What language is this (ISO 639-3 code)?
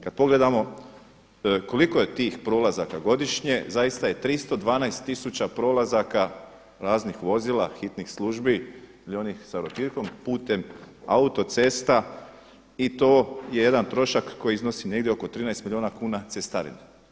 hrv